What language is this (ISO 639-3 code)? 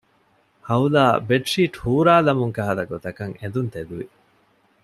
div